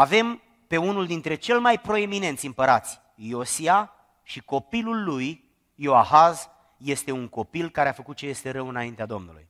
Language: Romanian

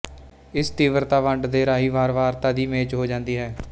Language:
Punjabi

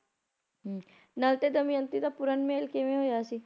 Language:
Punjabi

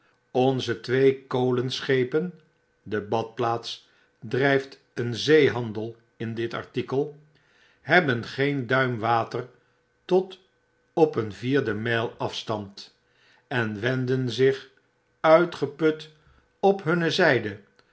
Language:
Dutch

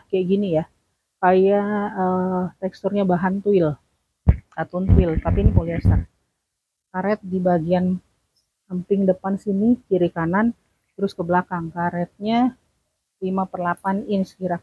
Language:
Indonesian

